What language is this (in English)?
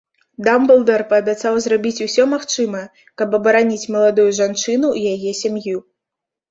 Belarusian